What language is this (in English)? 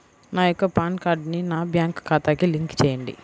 Telugu